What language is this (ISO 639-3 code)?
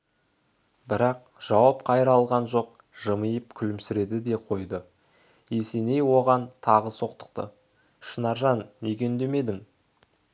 kaz